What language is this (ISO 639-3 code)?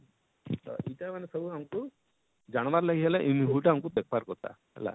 ori